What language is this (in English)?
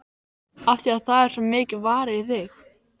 Icelandic